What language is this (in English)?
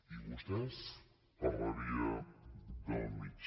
Catalan